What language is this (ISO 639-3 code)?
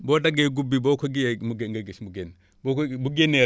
wol